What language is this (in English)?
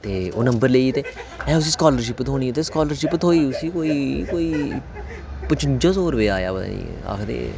Dogri